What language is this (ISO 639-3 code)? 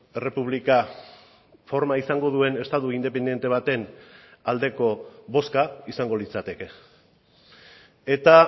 eus